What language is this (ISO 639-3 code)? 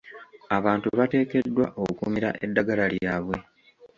lug